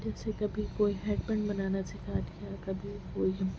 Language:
Urdu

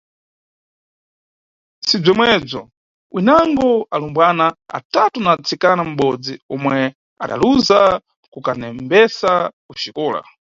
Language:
Nyungwe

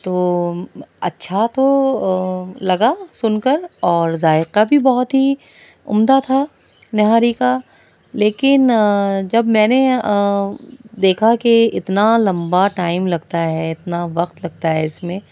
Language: Urdu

